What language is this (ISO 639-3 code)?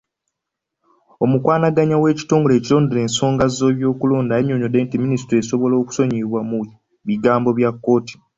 lug